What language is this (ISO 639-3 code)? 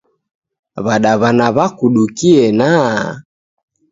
dav